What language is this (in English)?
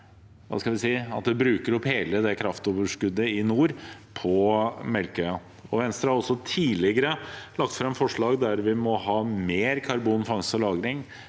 Norwegian